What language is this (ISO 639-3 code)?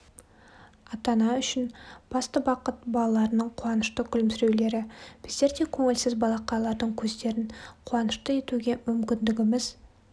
kaz